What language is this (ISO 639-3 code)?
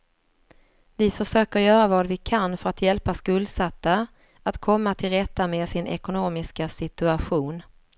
swe